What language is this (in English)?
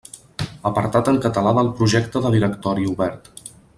Catalan